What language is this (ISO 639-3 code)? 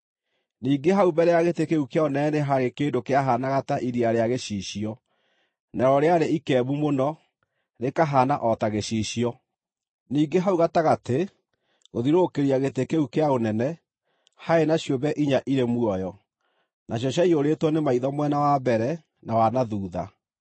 kik